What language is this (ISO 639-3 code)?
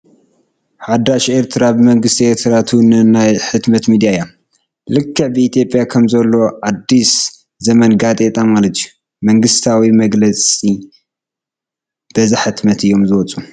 tir